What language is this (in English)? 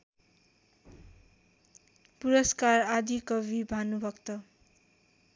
Nepali